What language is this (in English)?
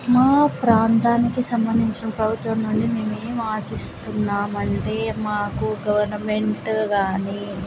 Telugu